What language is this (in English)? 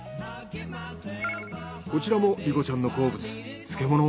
Japanese